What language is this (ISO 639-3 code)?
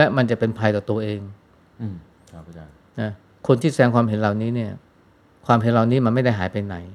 tha